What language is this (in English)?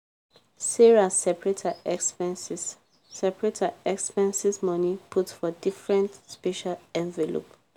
Nigerian Pidgin